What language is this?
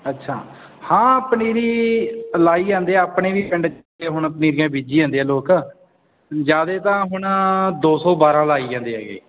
Punjabi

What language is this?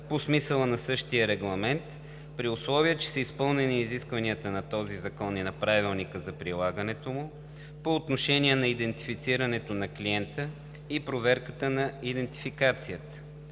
Bulgarian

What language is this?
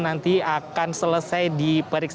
Indonesian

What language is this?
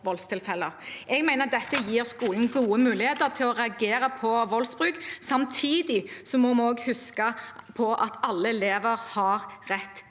Norwegian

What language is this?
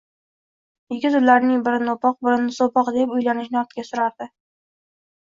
Uzbek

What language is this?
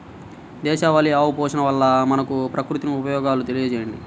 Telugu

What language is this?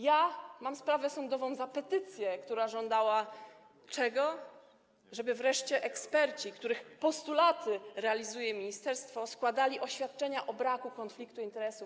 Polish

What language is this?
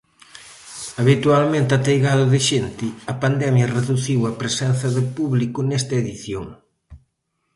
Galician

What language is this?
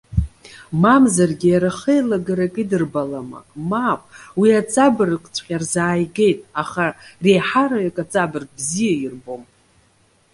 Abkhazian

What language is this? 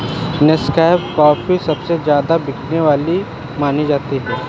Hindi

